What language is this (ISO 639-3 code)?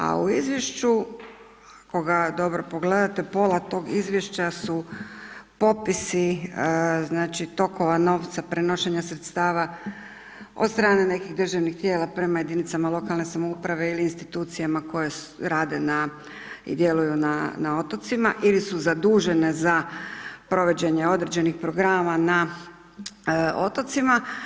hrv